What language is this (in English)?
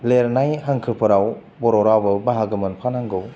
Bodo